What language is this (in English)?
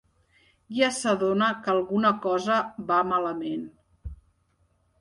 Catalan